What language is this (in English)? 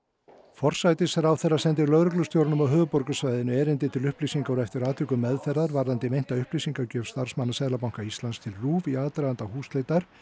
Icelandic